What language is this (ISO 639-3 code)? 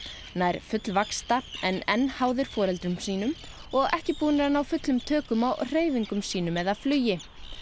isl